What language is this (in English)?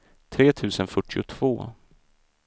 Swedish